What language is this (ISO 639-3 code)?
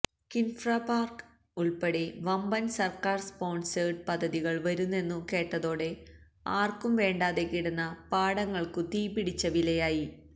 mal